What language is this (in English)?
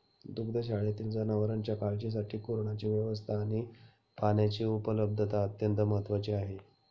Marathi